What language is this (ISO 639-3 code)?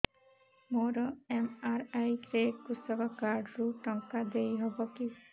ori